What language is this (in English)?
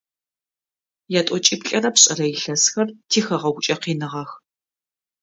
Adyghe